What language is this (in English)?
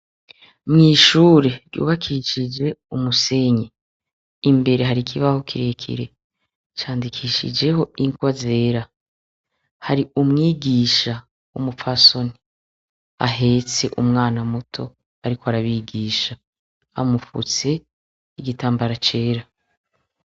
Rundi